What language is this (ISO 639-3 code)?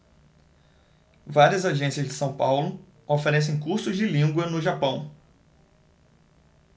por